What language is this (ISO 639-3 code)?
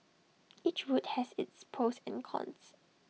eng